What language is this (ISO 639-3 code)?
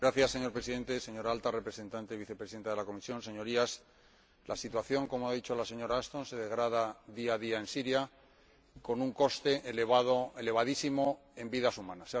spa